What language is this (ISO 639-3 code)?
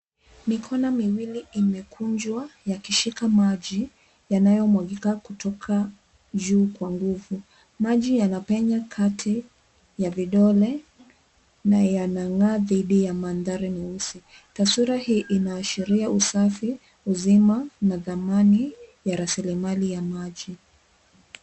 swa